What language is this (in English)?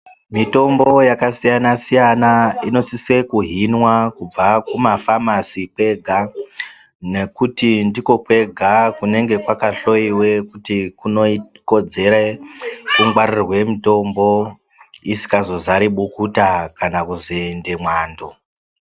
Ndau